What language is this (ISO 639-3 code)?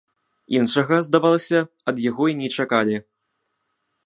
bel